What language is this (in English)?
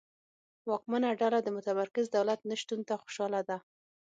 Pashto